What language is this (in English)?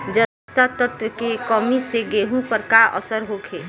Bhojpuri